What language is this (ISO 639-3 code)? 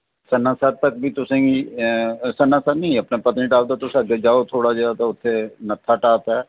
doi